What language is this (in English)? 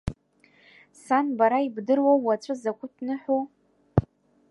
Abkhazian